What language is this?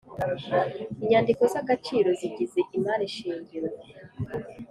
Kinyarwanda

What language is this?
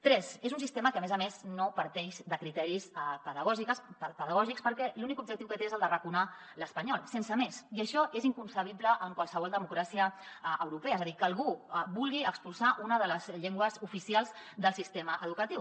Catalan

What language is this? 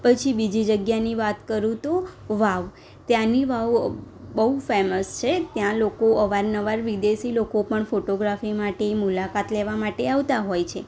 Gujarati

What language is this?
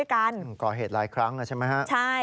Thai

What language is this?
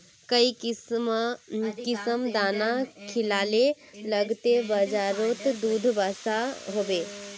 Magahi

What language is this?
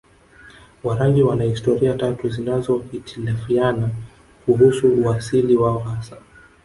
Swahili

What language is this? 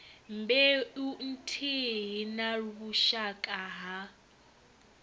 Venda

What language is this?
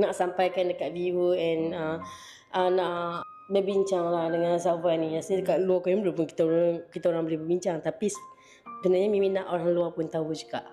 Malay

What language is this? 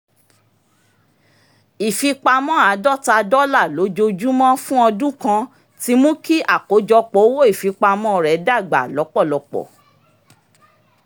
Yoruba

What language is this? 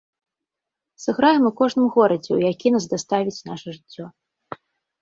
Belarusian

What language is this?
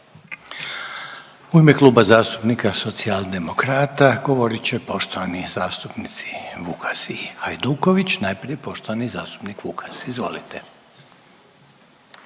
Croatian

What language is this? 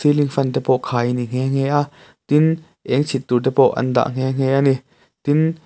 Mizo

